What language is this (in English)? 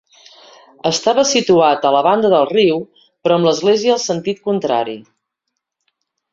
Catalan